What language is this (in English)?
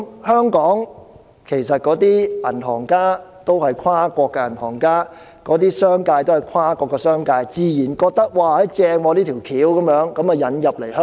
Cantonese